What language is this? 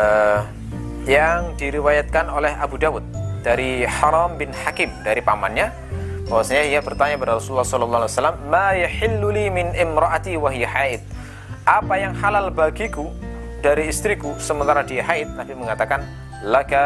Indonesian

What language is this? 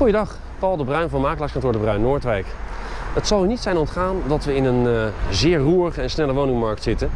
Dutch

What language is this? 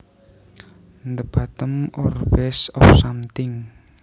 Javanese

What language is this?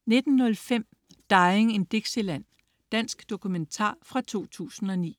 Danish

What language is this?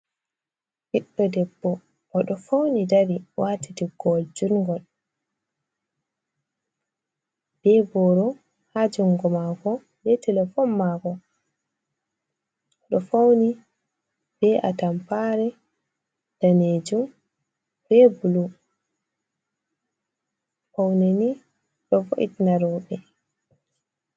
Fula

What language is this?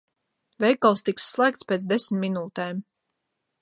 Latvian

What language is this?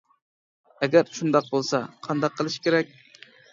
Uyghur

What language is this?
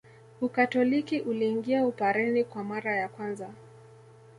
Swahili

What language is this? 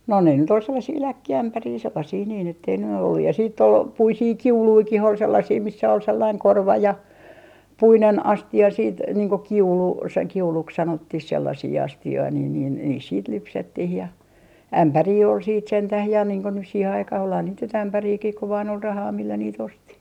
Finnish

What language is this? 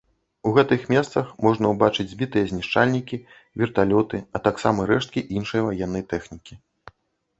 Belarusian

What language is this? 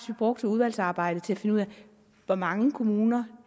Danish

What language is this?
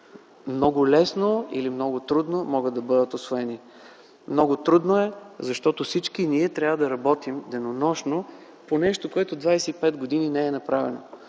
Bulgarian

